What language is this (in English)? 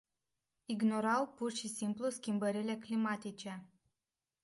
Romanian